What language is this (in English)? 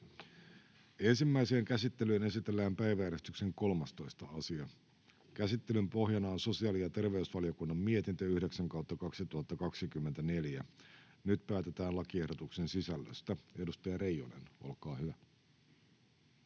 Finnish